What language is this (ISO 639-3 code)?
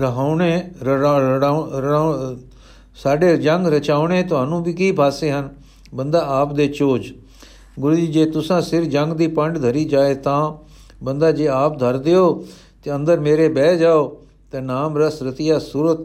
pan